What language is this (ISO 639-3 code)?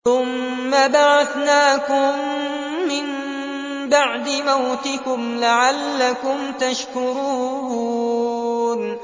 ara